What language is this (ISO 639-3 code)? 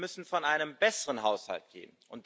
deu